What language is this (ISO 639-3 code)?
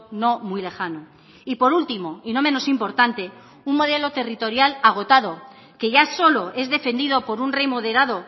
spa